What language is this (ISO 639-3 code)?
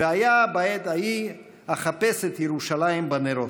heb